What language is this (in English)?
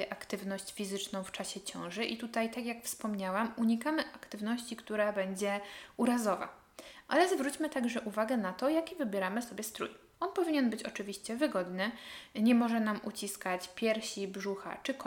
Polish